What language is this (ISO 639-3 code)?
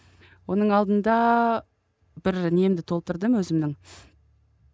kaz